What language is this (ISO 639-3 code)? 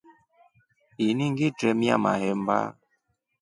rof